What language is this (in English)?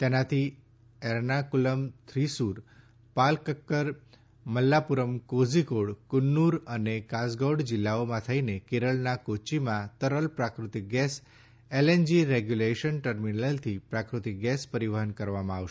Gujarati